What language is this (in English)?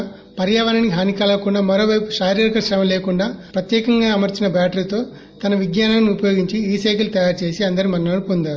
Telugu